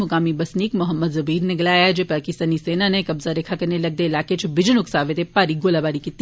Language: Dogri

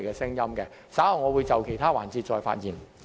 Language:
Cantonese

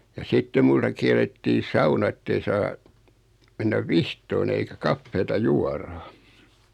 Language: Finnish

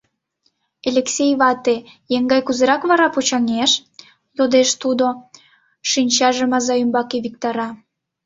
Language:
Mari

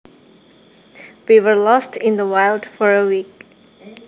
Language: Javanese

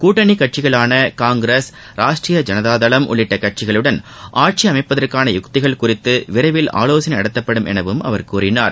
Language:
Tamil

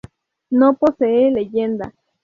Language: Spanish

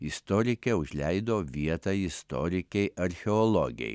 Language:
Lithuanian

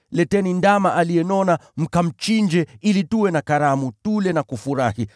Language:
Swahili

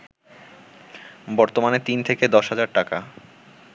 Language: Bangla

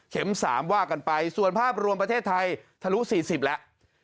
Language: Thai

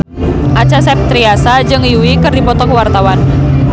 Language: Sundanese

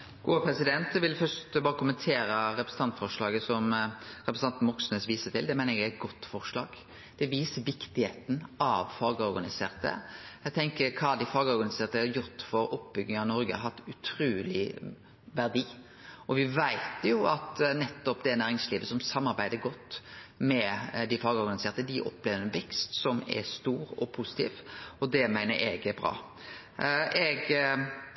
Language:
Norwegian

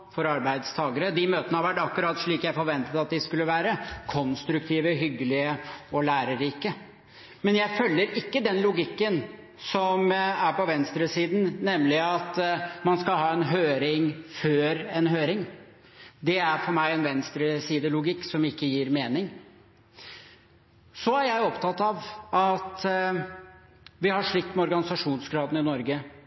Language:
Norwegian Bokmål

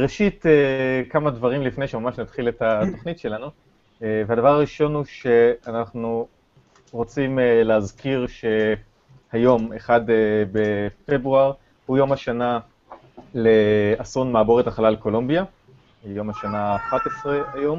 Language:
Hebrew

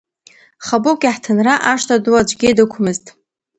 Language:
Abkhazian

